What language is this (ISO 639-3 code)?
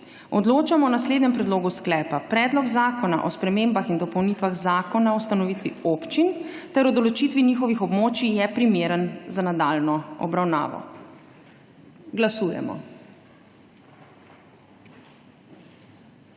slv